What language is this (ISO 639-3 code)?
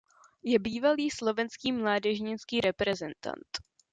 ces